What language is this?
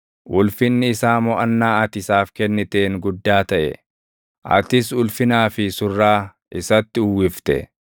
Oromo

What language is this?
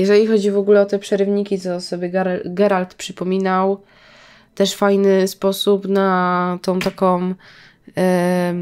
Polish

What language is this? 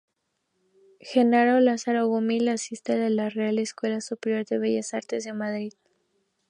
Spanish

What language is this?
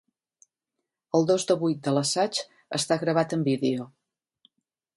Catalan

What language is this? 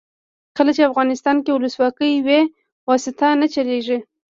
Pashto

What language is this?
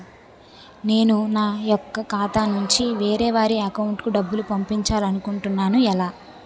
Telugu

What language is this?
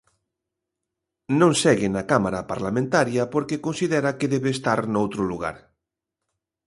Galician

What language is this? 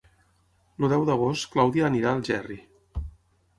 Catalan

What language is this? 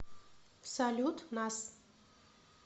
Russian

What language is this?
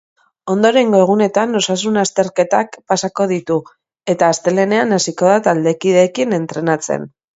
Basque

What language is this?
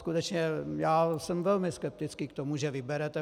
Czech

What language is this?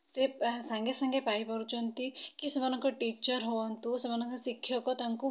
Odia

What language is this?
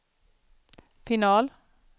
Swedish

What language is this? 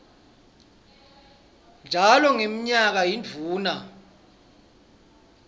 Swati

